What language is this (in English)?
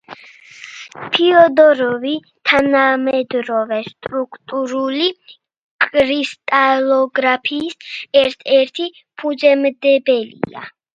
Georgian